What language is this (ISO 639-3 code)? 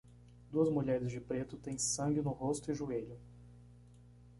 por